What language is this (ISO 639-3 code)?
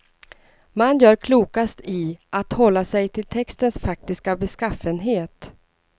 swe